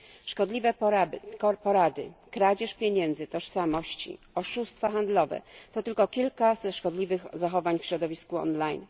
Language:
Polish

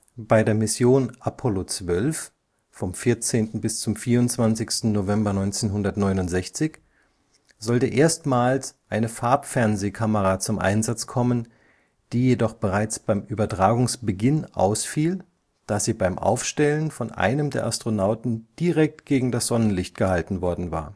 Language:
German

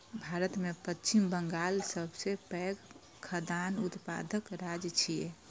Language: Maithili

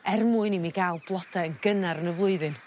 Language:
Welsh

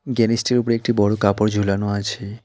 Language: Bangla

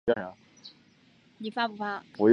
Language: Chinese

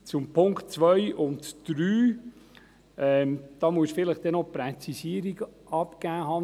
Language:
Swiss German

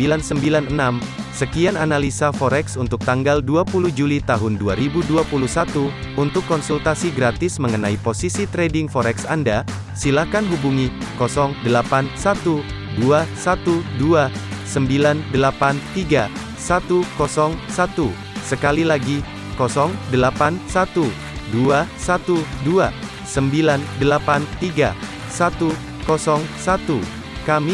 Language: Indonesian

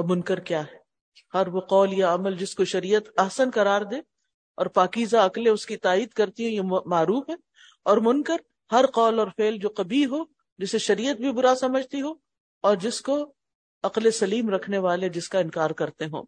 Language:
Urdu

